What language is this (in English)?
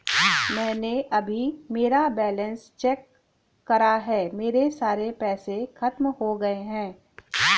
Hindi